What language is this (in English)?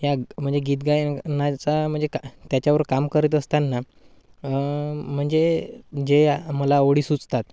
Marathi